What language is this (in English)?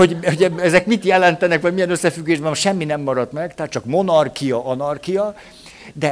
Hungarian